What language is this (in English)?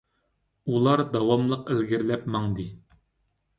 Uyghur